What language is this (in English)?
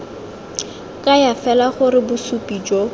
Tswana